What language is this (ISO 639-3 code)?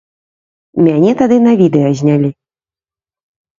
bel